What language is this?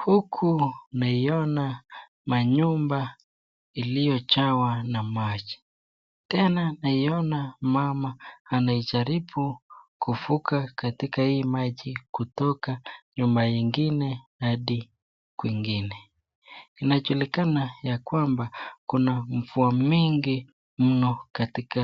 Swahili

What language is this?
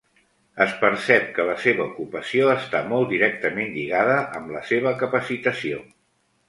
Catalan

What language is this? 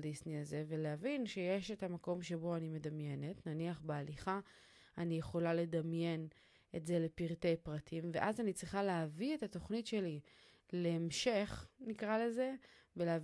Hebrew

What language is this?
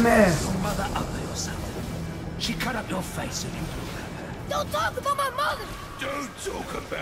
Turkish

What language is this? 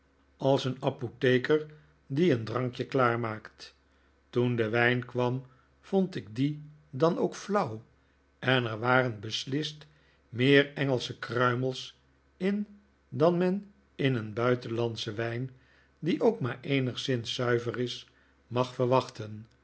Dutch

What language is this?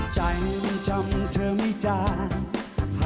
Thai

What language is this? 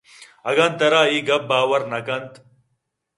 Eastern Balochi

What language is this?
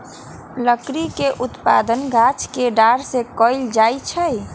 Magahi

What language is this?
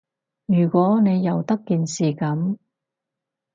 Cantonese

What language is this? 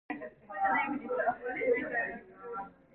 Korean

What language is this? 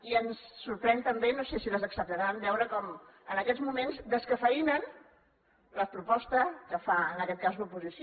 Catalan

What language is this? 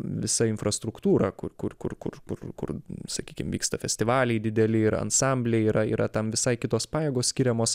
Lithuanian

